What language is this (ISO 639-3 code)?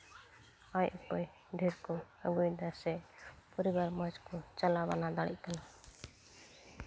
sat